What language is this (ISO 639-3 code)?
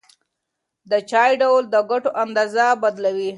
pus